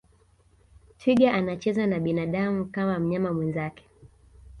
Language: Swahili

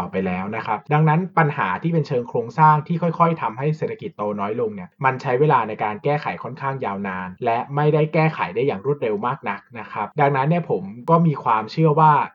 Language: Thai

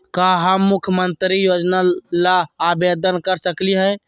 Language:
Magahi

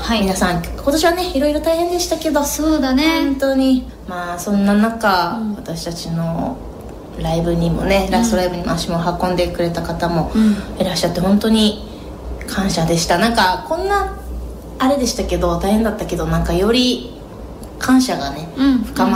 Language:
Japanese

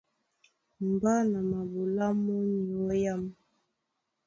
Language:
Duala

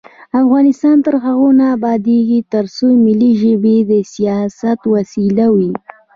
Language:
Pashto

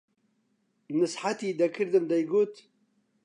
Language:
Central Kurdish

